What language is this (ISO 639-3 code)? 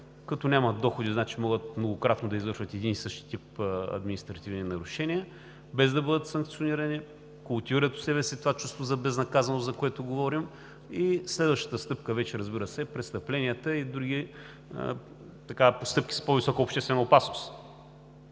bul